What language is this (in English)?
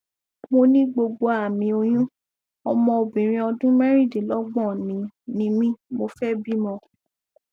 Yoruba